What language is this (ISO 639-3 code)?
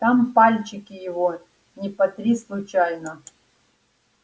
rus